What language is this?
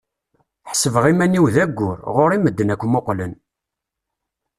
Kabyle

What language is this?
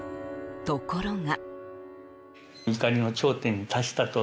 Japanese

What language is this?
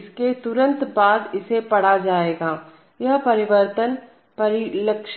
Hindi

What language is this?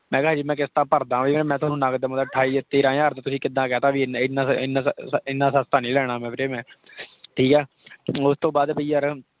Punjabi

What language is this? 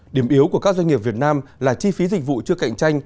Vietnamese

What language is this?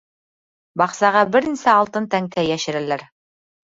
Bashkir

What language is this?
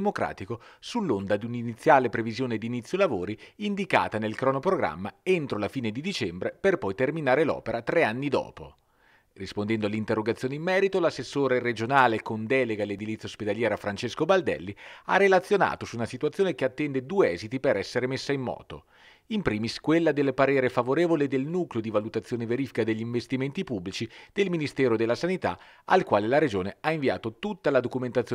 Italian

